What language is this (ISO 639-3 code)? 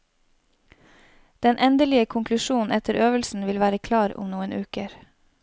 nor